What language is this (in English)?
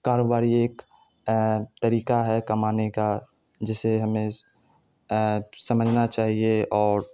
Urdu